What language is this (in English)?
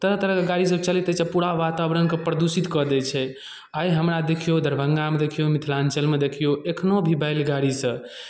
Maithili